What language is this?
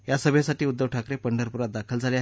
Marathi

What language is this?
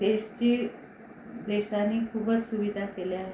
Marathi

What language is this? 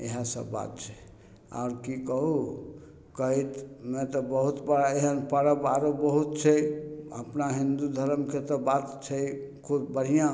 Maithili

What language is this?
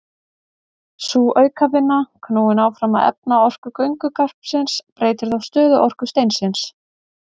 Icelandic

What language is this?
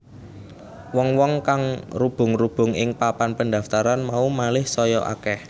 Javanese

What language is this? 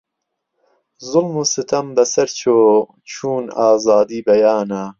Central Kurdish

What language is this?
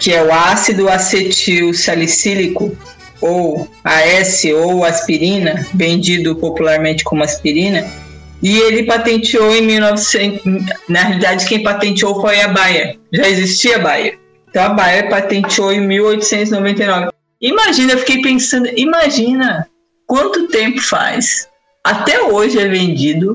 Portuguese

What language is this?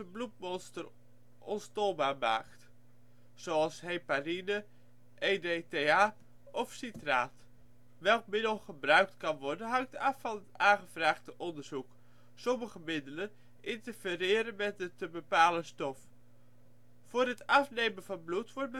Dutch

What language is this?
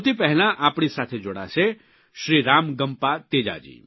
Gujarati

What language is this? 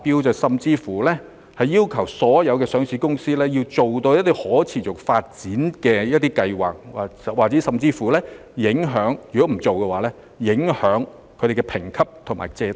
Cantonese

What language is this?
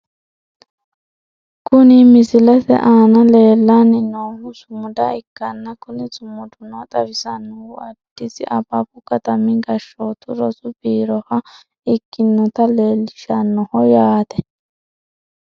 Sidamo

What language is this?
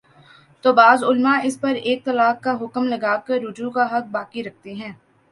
Urdu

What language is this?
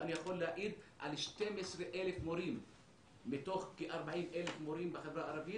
Hebrew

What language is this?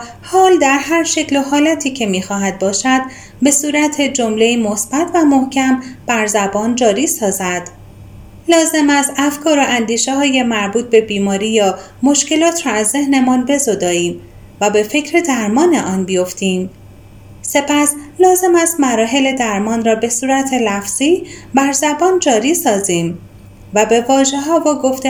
Persian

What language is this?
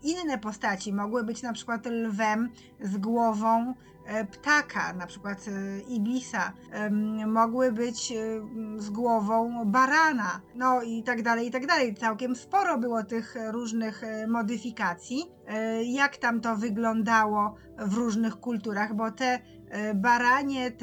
Polish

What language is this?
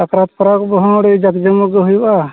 Santali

